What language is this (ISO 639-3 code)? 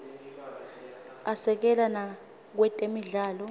ssw